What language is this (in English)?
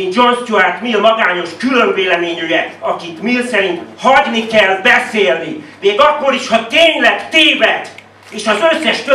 Hungarian